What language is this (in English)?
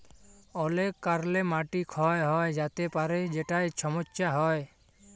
Bangla